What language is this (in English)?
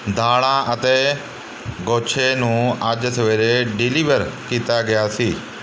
Punjabi